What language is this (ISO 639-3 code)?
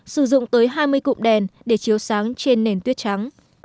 vie